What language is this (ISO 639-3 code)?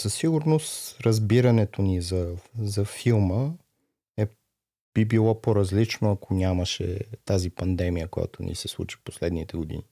bul